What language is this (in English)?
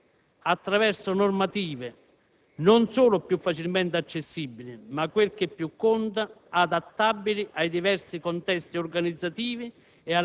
Italian